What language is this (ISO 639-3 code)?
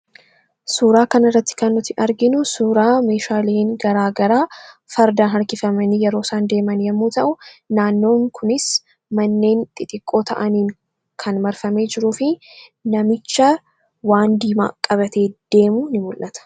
orm